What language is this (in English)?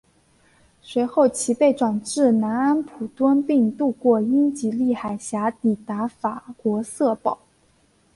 Chinese